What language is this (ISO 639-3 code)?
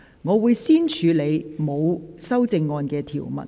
yue